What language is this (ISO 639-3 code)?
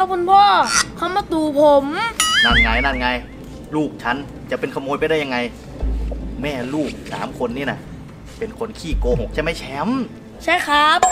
tha